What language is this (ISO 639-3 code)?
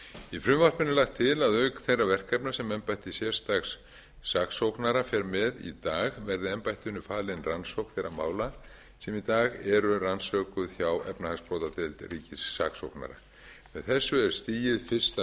isl